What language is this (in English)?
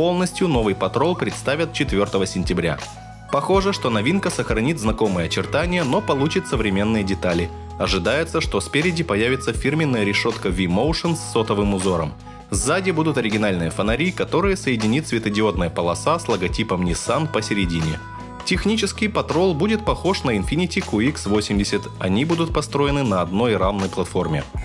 Russian